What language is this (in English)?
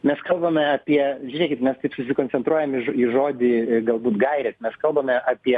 Lithuanian